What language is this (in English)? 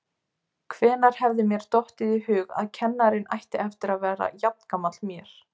Icelandic